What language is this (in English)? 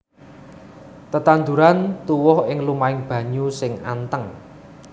Javanese